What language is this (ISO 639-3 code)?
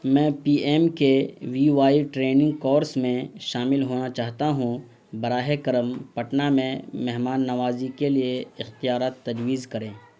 urd